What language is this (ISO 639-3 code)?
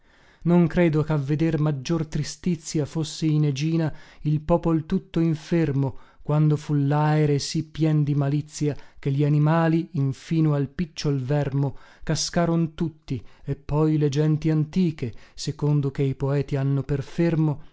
ita